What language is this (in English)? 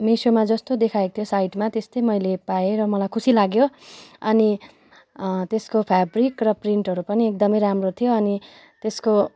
Nepali